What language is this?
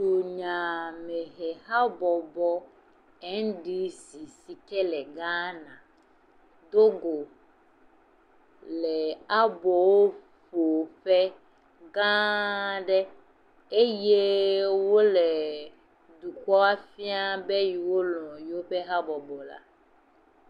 Ewe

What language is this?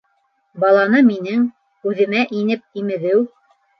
Bashkir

